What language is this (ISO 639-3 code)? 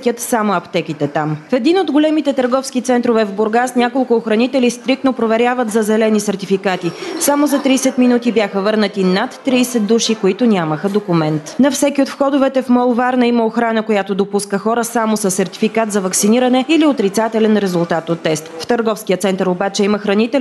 bul